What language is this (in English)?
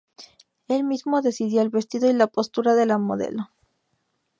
Spanish